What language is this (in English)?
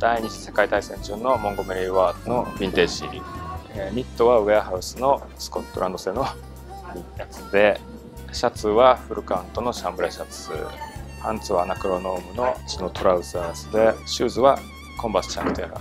Japanese